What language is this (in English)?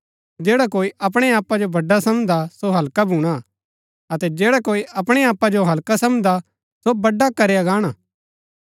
Gaddi